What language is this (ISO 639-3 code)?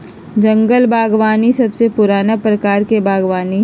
mag